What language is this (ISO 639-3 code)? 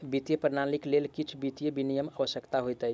mai